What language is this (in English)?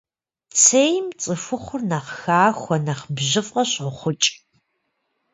Kabardian